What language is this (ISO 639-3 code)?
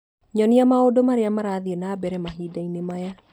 kik